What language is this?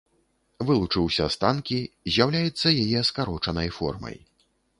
Belarusian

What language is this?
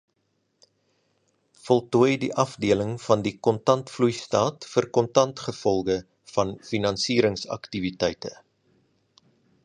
Afrikaans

